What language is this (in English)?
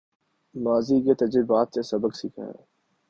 Urdu